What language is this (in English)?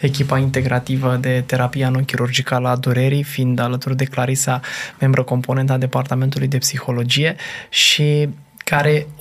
Romanian